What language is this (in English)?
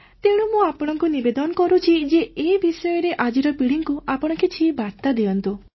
Odia